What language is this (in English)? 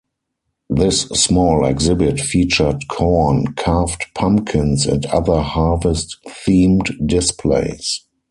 English